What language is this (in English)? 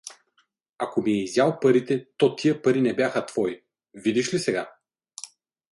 Bulgarian